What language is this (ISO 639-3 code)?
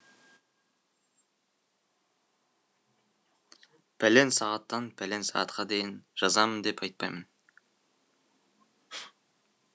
kaz